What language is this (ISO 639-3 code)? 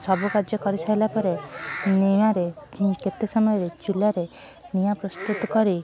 ori